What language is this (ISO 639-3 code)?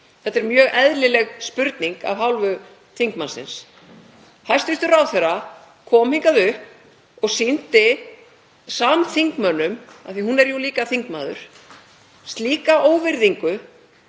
isl